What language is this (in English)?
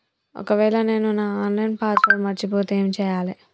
Telugu